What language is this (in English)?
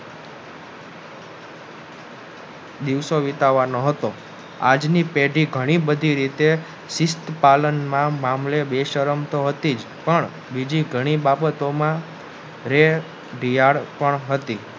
Gujarati